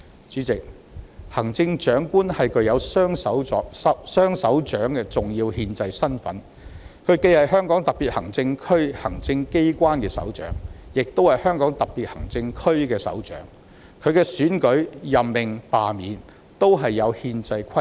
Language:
Cantonese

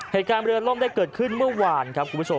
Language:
Thai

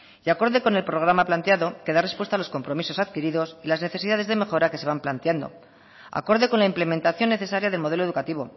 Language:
Spanish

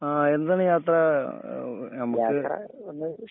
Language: Malayalam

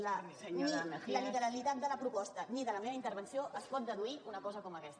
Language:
Catalan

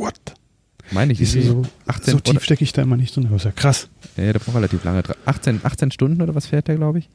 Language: German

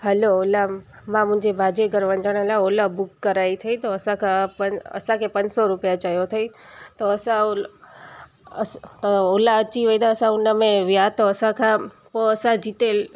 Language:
Sindhi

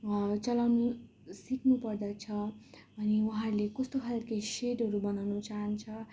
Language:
Nepali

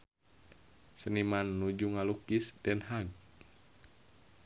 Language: Sundanese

